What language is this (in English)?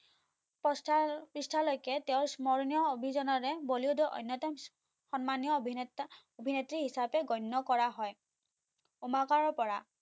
Assamese